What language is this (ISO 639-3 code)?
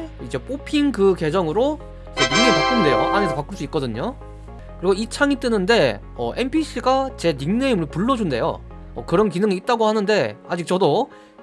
kor